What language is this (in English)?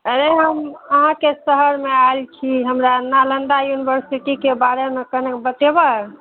Maithili